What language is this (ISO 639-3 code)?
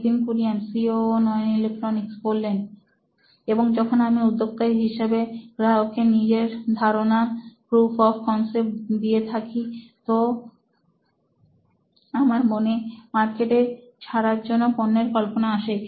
ben